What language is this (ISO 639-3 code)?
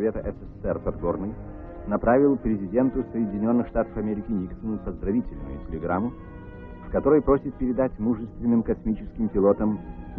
rus